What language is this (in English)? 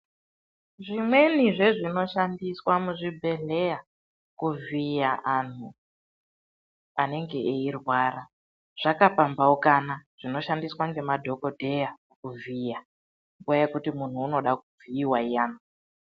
Ndau